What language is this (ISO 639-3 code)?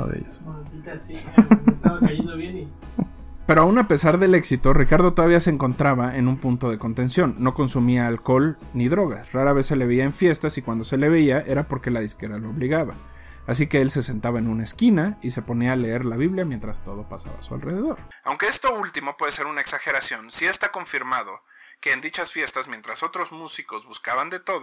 spa